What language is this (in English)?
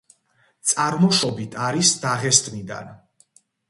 Georgian